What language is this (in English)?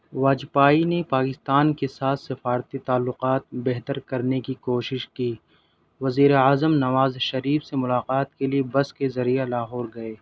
Urdu